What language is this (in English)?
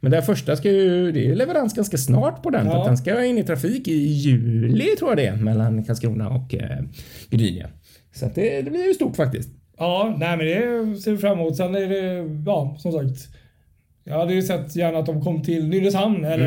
Swedish